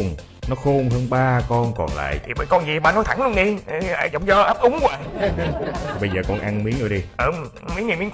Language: Vietnamese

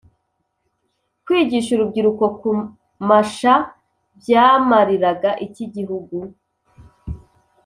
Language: Kinyarwanda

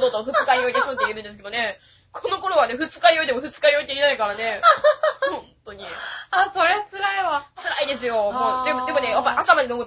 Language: Japanese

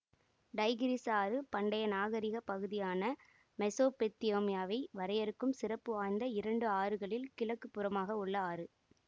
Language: Tamil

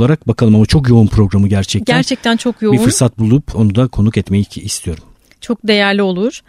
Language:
Turkish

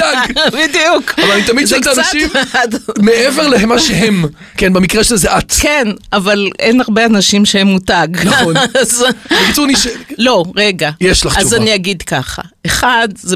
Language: Hebrew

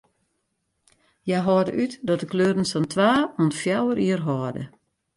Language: Western Frisian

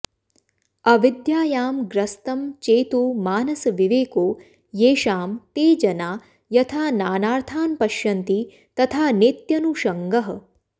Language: Sanskrit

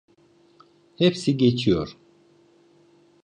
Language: Turkish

